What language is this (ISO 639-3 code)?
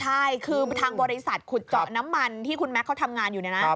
tha